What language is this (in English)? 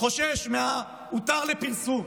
Hebrew